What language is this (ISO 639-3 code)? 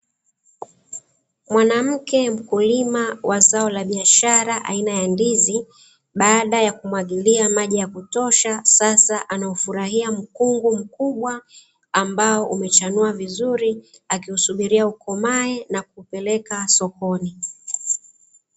swa